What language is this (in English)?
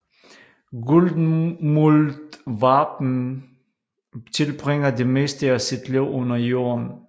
Danish